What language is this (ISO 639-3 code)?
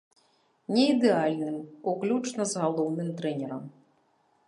bel